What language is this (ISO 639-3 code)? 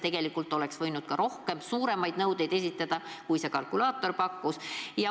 est